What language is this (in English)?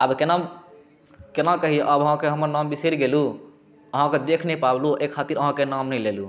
Maithili